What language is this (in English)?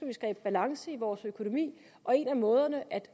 Danish